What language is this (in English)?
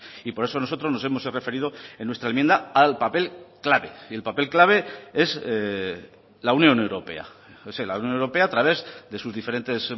Spanish